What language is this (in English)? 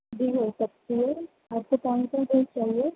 Urdu